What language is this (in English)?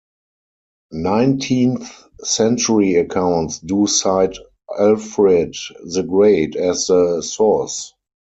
English